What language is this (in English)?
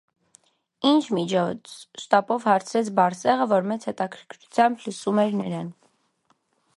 Armenian